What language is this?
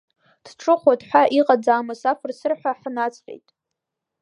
Abkhazian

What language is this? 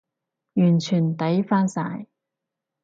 Cantonese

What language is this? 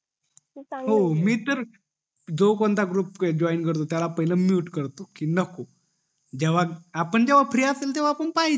Marathi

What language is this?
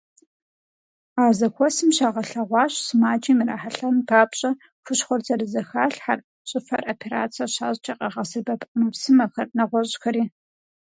Kabardian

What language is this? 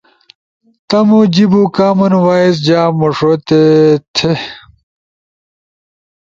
Ushojo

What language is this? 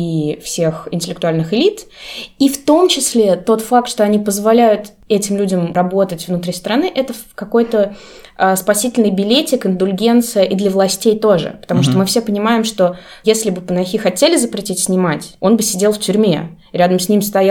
Russian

